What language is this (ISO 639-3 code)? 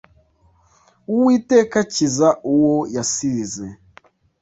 kin